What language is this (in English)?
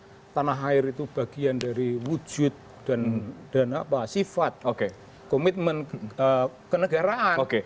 Indonesian